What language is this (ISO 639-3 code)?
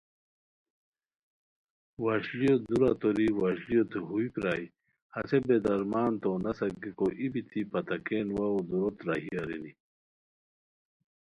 khw